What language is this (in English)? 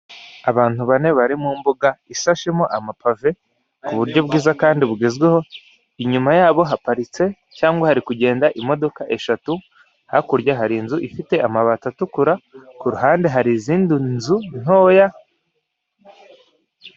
Kinyarwanda